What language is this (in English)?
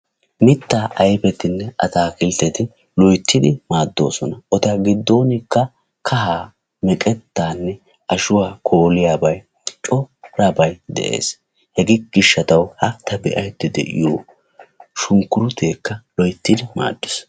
Wolaytta